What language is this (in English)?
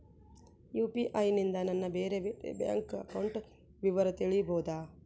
Kannada